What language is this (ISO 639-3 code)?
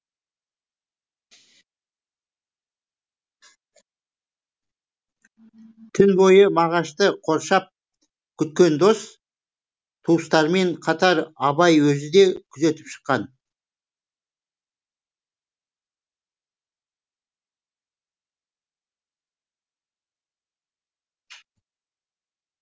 kaz